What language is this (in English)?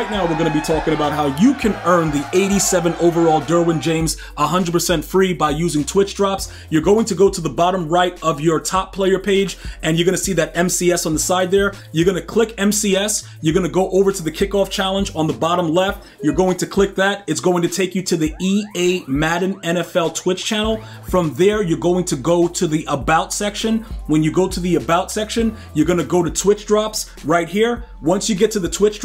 English